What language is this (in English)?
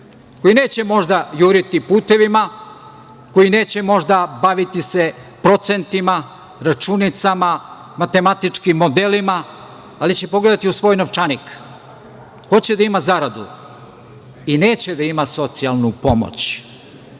Serbian